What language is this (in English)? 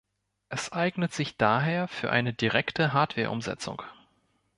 German